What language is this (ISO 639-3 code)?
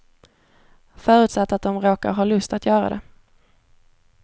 swe